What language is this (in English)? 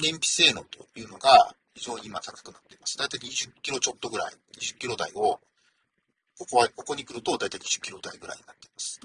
Japanese